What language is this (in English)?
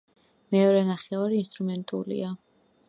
Georgian